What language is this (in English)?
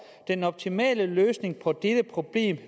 Danish